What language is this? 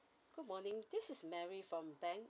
English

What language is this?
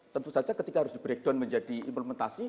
Indonesian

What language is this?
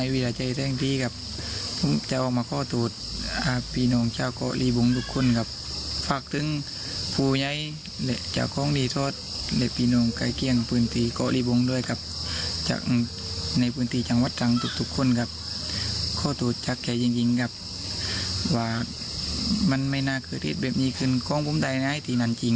Thai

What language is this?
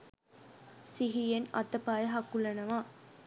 Sinhala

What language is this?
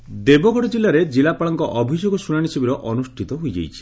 Odia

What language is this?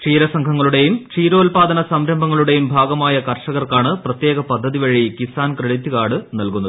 Malayalam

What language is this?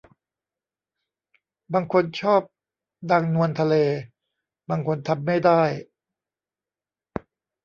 Thai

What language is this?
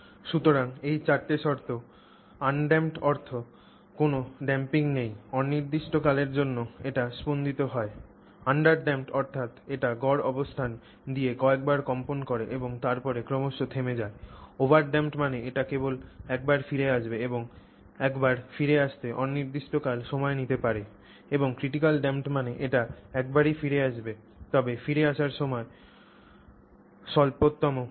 Bangla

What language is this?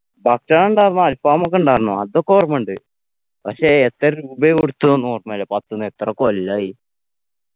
Malayalam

